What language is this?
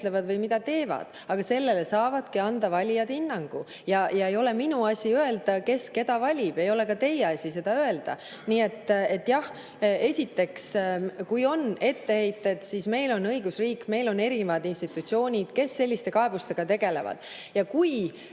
Estonian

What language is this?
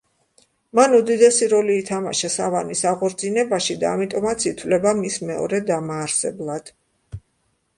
Georgian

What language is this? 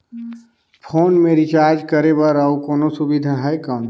Chhattisgarhi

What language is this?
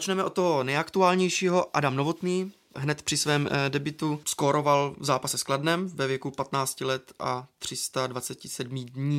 Czech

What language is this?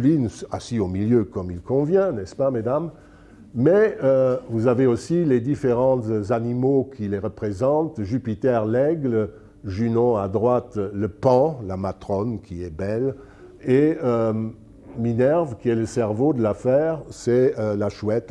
French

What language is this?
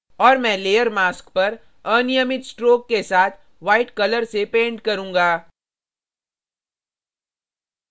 Hindi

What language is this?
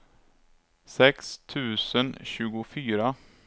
Swedish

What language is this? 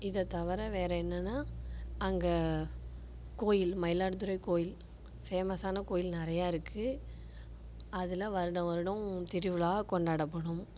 Tamil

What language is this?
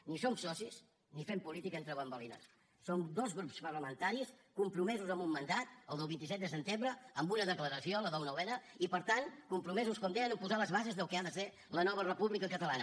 Catalan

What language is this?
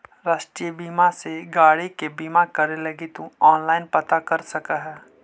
Magahi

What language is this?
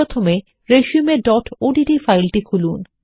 Bangla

